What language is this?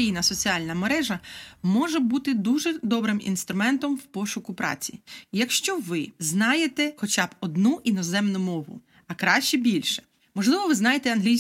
Ukrainian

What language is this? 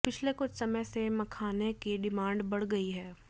Hindi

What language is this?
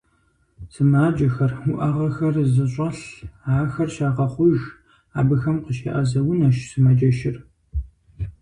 Kabardian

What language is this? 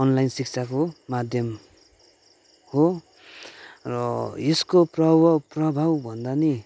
Nepali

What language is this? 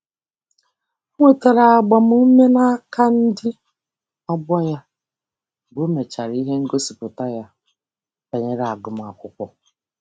Igbo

